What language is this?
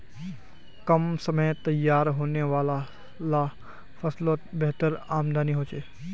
Magahi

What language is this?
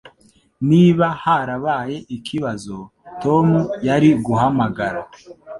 Kinyarwanda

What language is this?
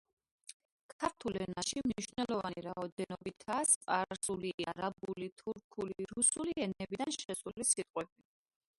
Georgian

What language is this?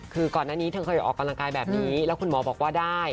Thai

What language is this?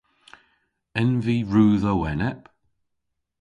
Cornish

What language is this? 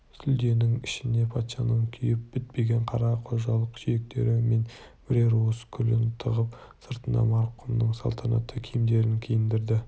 Kazakh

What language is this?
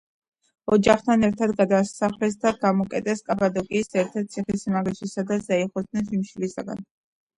Georgian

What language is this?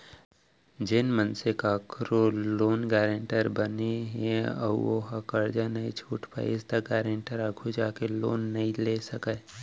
Chhattisgarhi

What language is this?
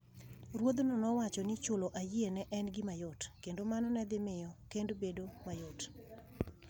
Luo (Kenya and Tanzania)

